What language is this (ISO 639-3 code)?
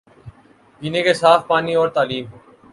urd